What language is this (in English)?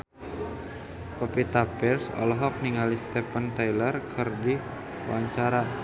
Sundanese